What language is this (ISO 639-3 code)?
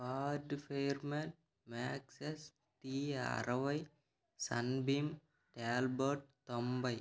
tel